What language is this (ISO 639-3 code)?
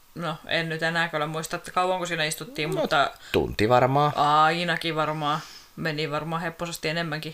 fin